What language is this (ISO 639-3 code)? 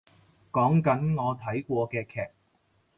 yue